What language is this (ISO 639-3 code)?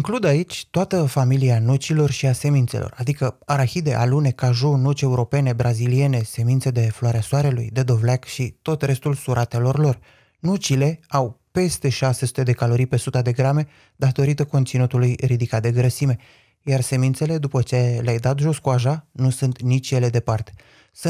ron